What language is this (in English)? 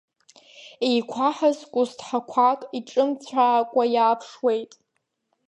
Abkhazian